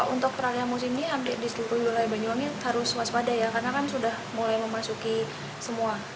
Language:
Indonesian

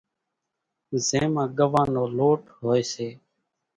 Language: Kachi Koli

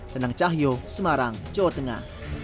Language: Indonesian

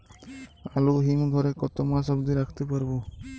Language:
Bangla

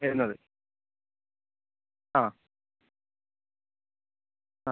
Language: Malayalam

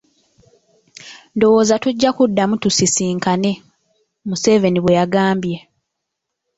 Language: Ganda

